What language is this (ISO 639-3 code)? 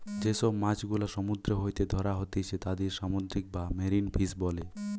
ben